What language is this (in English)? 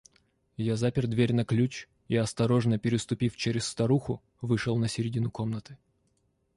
Russian